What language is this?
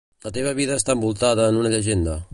Catalan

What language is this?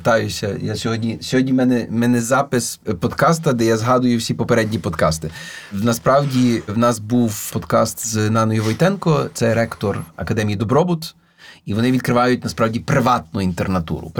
Ukrainian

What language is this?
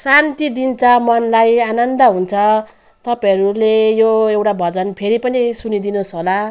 Nepali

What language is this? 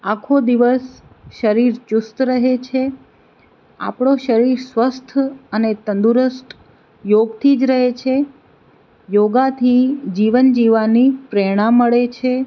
Gujarati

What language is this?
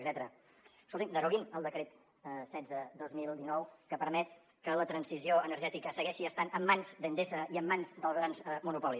Catalan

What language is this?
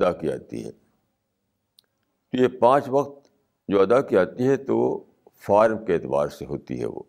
Urdu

